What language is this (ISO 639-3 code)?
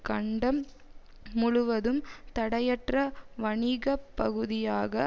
tam